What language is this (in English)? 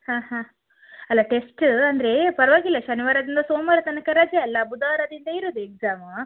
Kannada